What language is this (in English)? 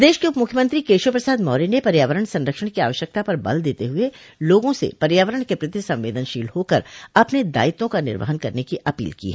Hindi